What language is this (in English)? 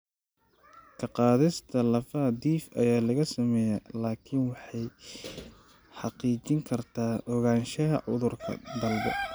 Somali